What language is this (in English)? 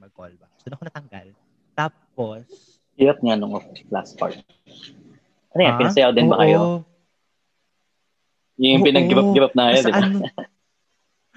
Filipino